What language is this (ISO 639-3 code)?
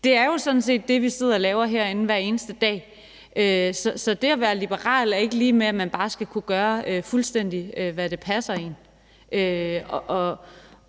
dan